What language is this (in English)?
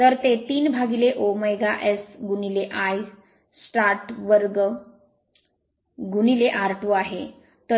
Marathi